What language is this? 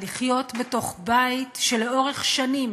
Hebrew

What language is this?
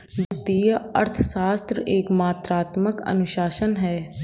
Hindi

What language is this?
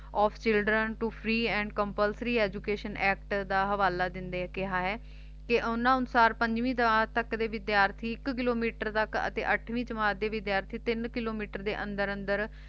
Punjabi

